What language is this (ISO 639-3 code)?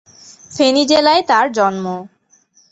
ben